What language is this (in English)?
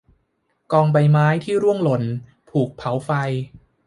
Thai